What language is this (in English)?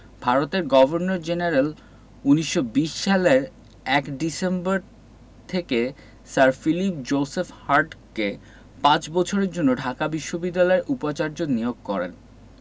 Bangla